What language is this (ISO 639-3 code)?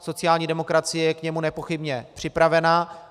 ces